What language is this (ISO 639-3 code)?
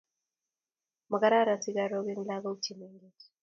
kln